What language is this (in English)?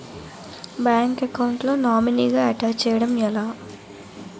Telugu